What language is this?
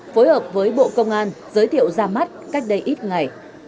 Vietnamese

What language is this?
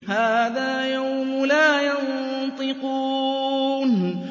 Arabic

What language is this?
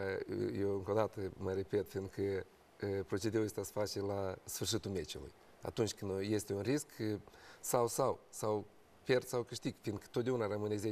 Romanian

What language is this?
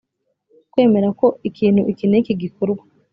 Kinyarwanda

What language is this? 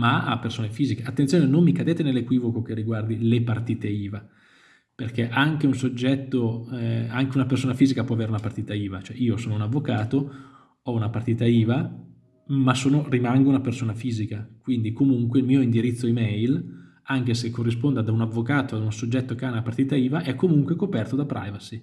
Italian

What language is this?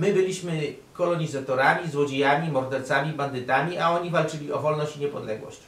Polish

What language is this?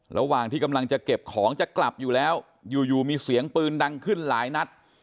Thai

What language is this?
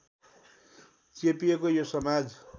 Nepali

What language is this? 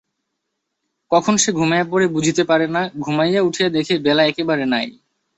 Bangla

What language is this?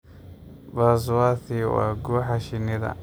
Somali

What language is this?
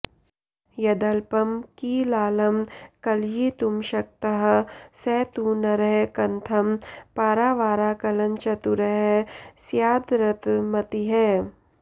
Sanskrit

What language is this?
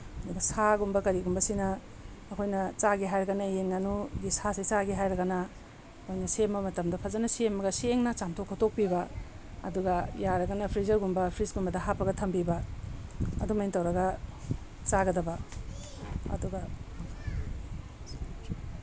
Manipuri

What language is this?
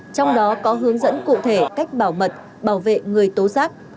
Vietnamese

